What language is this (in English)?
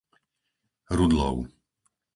Slovak